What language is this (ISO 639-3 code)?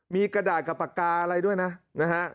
tha